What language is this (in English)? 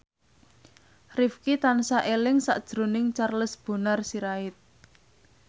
Javanese